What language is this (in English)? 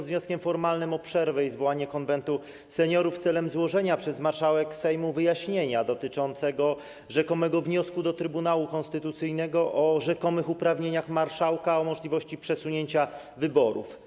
Polish